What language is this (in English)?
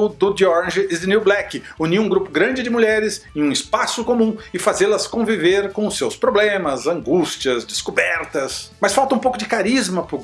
Portuguese